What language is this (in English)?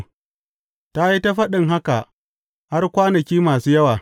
Hausa